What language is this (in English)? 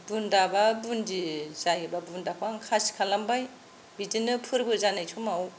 Bodo